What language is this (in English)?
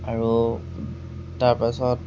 Assamese